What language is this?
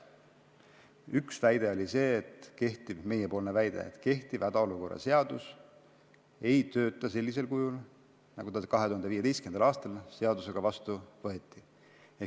Estonian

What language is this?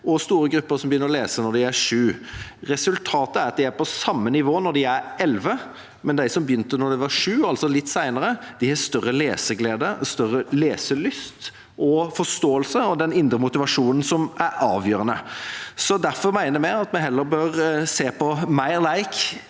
Norwegian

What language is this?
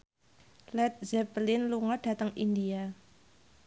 Javanese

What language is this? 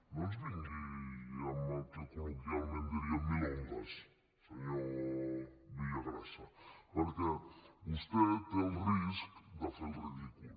Catalan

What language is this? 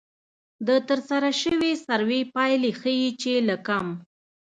Pashto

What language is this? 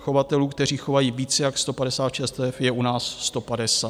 Czech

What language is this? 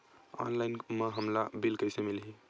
Chhattisgarhi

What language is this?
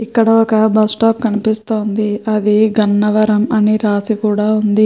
Telugu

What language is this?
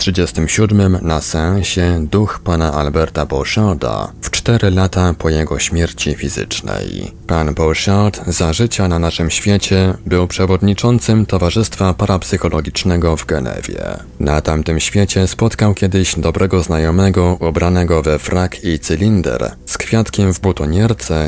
Polish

